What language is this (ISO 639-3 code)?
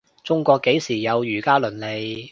yue